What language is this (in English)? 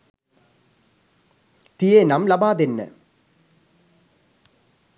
Sinhala